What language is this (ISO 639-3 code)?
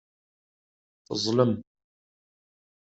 kab